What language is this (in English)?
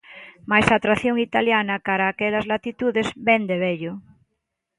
Galician